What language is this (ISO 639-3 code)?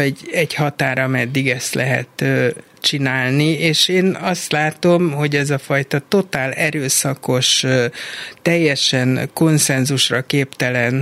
hun